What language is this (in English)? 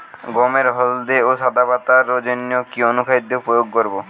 Bangla